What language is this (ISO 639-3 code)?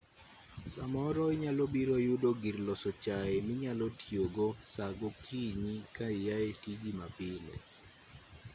luo